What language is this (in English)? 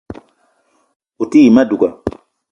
Eton (Cameroon)